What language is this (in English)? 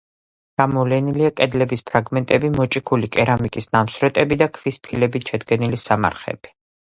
Georgian